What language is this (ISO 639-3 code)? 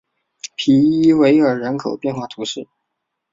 zho